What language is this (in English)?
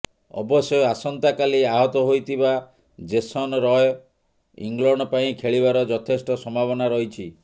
Odia